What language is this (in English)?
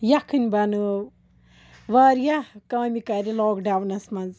Kashmiri